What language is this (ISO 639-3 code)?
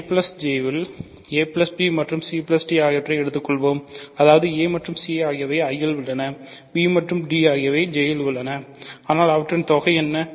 tam